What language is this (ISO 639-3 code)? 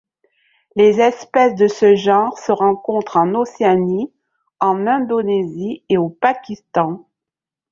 fra